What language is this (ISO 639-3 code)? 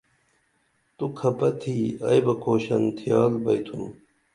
dml